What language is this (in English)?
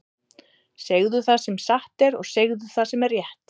Icelandic